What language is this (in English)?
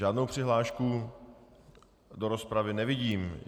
Czech